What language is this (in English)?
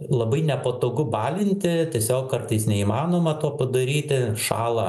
Lithuanian